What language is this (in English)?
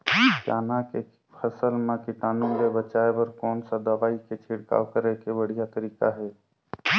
Chhattisgarhi